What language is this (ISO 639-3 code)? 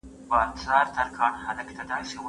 pus